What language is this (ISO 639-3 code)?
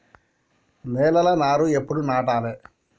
tel